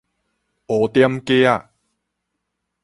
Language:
Min Nan Chinese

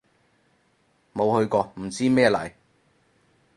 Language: Cantonese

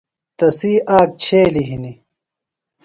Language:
Phalura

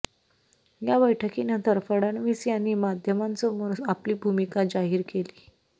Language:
Marathi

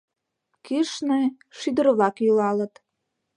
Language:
Mari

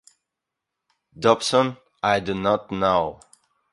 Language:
English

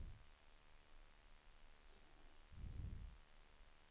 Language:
Swedish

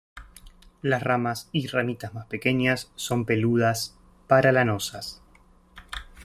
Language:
Spanish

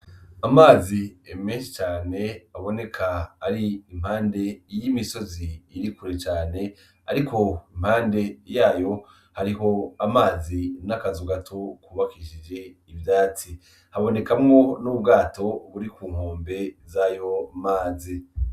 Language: Rundi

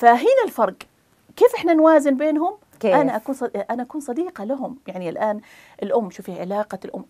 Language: Arabic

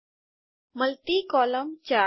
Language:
Gujarati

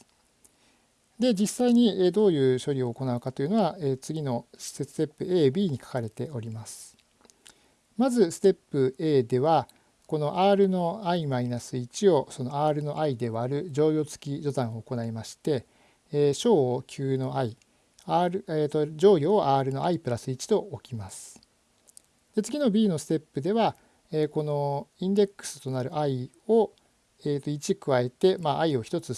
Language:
Japanese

